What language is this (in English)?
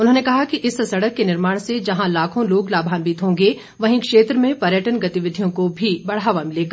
Hindi